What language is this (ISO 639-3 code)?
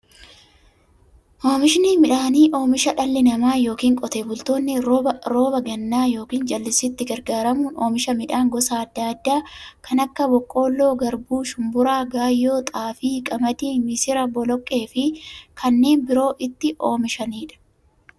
orm